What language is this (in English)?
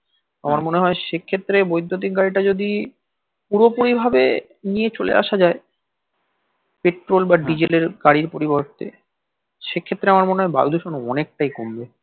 Bangla